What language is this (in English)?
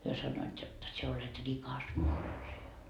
Finnish